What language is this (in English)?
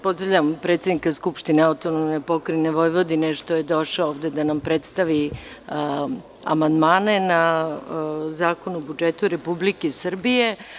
Serbian